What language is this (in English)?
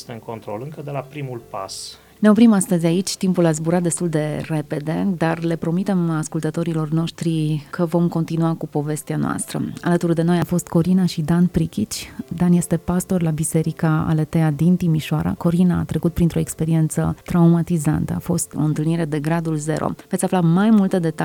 Romanian